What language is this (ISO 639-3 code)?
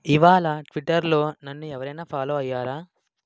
tel